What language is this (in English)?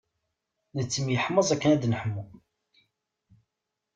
Kabyle